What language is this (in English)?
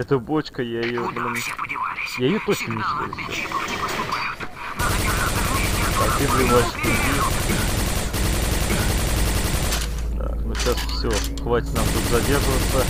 Russian